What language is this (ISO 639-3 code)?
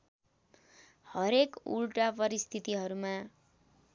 nep